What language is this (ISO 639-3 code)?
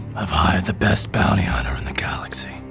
eng